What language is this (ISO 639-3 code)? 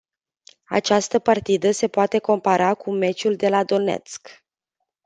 ron